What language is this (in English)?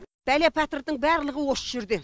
Kazakh